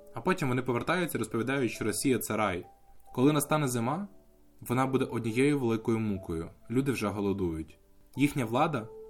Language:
Ukrainian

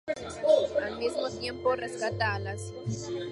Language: Spanish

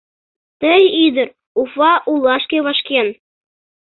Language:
Mari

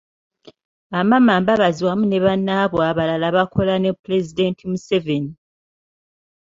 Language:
Ganda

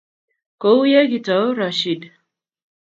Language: Kalenjin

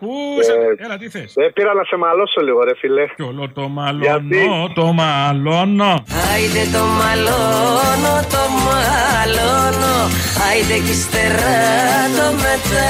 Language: Greek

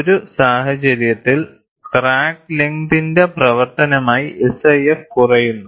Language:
Malayalam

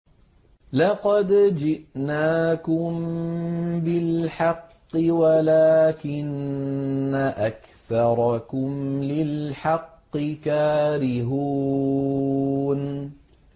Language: Arabic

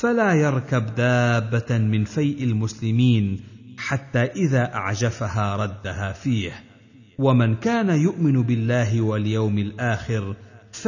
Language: Arabic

